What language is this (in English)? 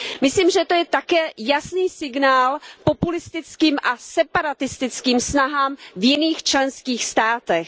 Czech